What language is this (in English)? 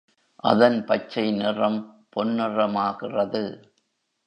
Tamil